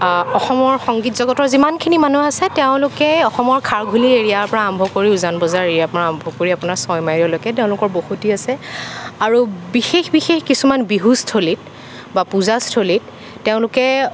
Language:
Assamese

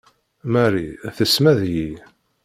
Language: Kabyle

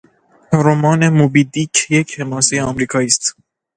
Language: Persian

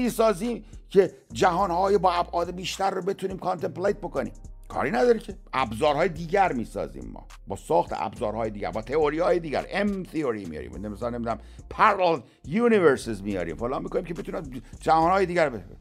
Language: Persian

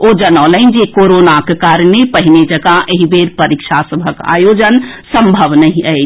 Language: Maithili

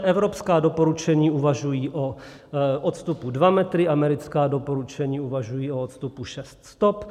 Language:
Czech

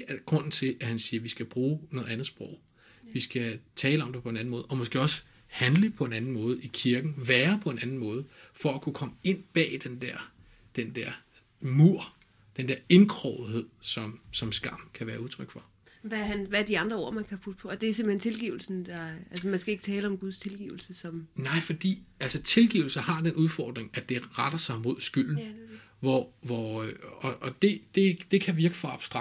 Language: Danish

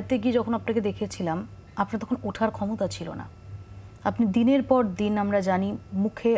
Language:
Hindi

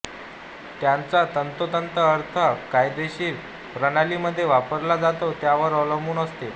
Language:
Marathi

